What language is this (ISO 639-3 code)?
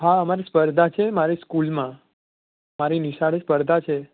guj